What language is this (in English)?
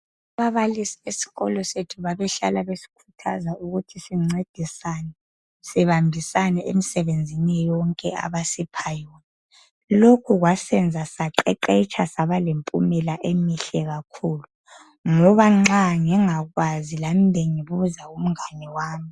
North Ndebele